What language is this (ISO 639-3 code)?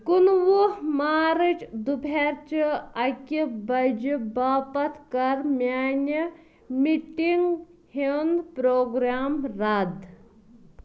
kas